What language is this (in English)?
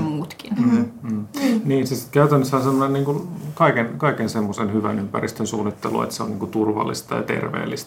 Finnish